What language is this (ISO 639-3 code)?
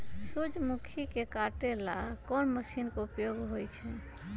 mag